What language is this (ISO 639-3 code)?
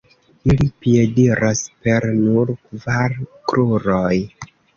epo